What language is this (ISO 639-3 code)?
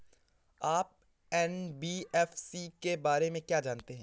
hin